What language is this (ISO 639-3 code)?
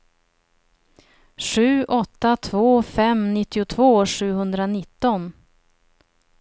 swe